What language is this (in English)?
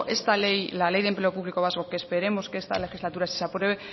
Spanish